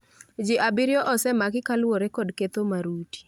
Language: Luo (Kenya and Tanzania)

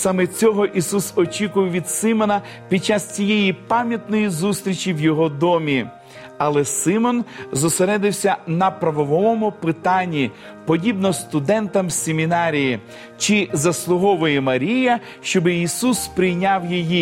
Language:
Ukrainian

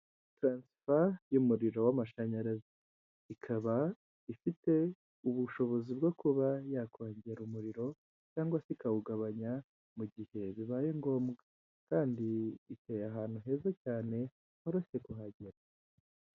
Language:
Kinyarwanda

